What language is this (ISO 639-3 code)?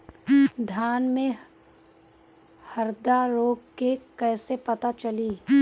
bho